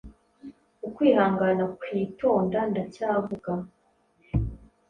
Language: Kinyarwanda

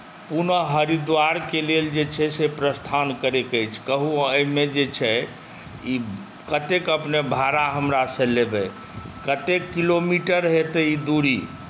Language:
Maithili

